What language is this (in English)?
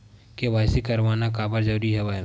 Chhattisgarhi